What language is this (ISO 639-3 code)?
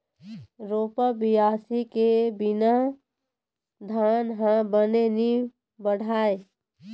hne